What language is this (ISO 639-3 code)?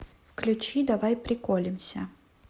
rus